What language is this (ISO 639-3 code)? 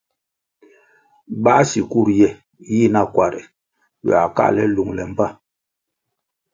nmg